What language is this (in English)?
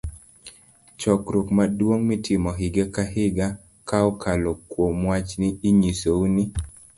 Luo (Kenya and Tanzania)